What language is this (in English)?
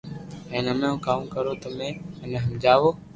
Loarki